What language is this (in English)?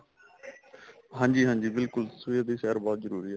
Punjabi